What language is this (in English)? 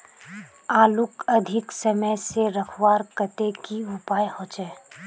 Magahi